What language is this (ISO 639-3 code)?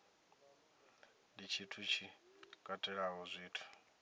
ven